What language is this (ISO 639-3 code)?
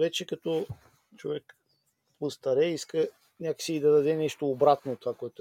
bul